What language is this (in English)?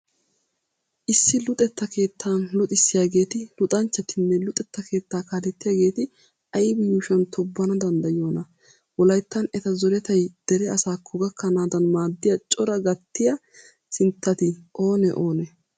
Wolaytta